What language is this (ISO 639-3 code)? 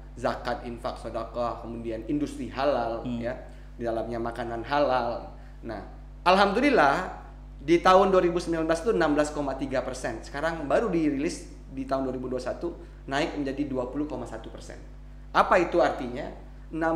ind